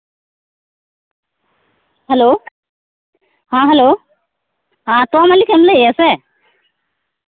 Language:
Santali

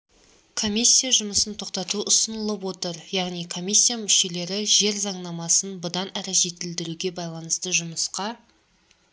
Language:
Kazakh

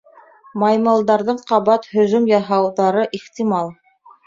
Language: Bashkir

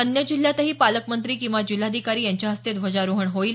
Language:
Marathi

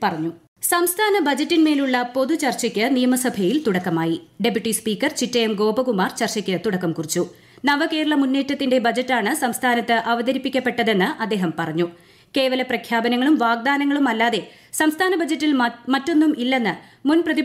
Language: Malayalam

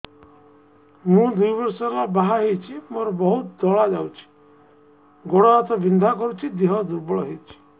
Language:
Odia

